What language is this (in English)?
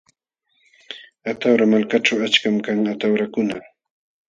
Jauja Wanca Quechua